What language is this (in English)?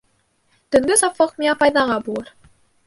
Bashkir